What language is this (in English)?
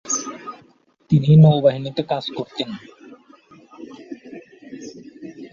Bangla